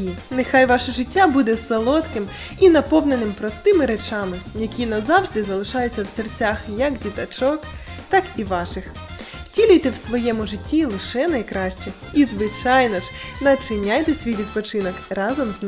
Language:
Ukrainian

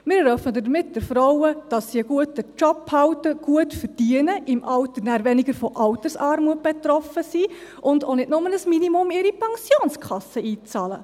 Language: Swiss German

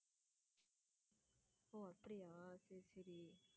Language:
Tamil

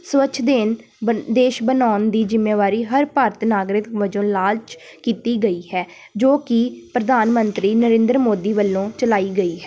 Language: Punjabi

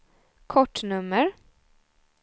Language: Swedish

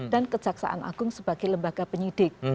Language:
Indonesian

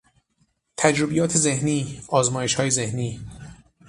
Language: Persian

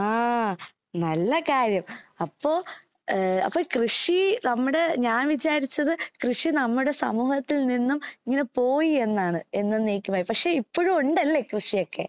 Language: Malayalam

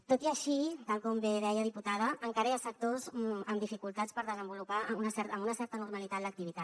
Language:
Catalan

